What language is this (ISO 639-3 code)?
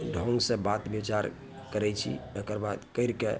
mai